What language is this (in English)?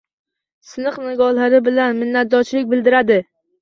Uzbek